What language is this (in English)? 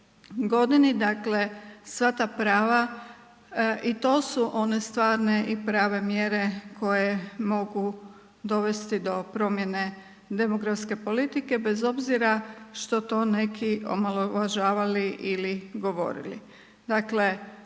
Croatian